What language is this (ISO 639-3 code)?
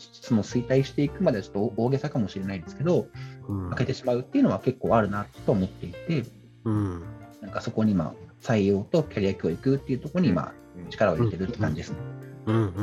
jpn